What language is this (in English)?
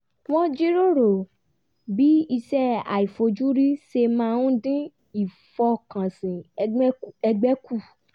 Yoruba